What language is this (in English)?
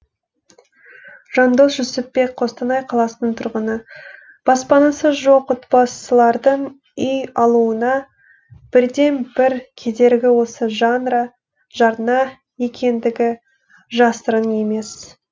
Kazakh